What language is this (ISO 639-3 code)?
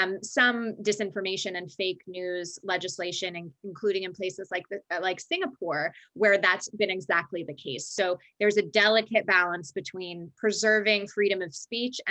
eng